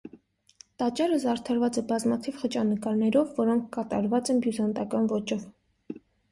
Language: Armenian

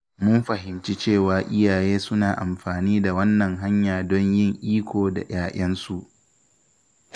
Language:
Hausa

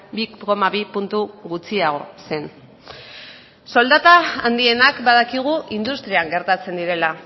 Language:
Basque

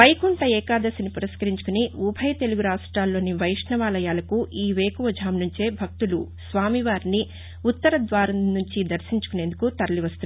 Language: Telugu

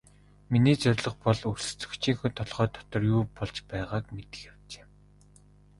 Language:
Mongolian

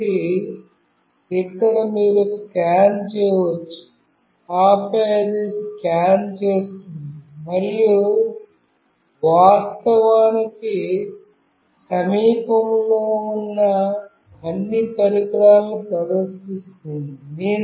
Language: Telugu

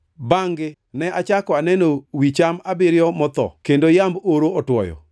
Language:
Luo (Kenya and Tanzania)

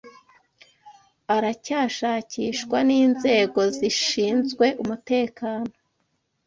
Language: Kinyarwanda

